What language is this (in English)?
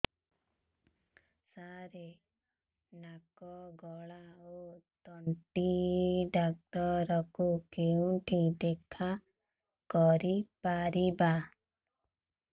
Odia